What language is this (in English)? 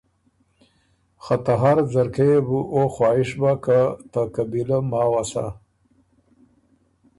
Ormuri